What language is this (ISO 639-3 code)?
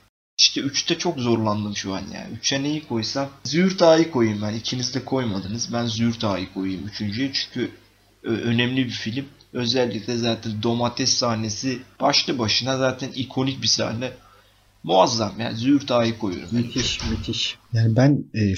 tur